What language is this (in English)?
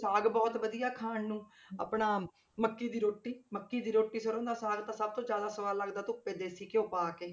Punjabi